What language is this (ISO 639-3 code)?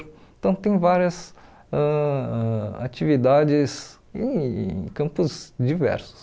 por